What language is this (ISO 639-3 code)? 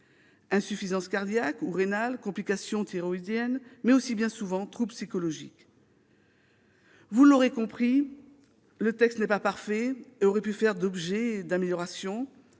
fra